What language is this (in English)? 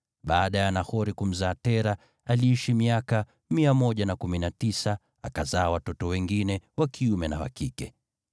Swahili